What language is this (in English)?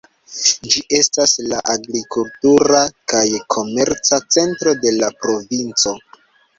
Esperanto